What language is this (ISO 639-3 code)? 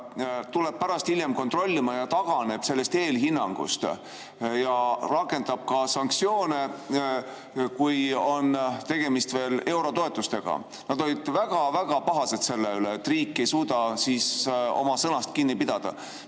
est